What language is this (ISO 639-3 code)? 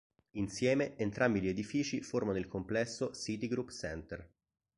ita